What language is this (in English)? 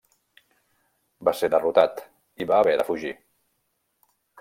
Catalan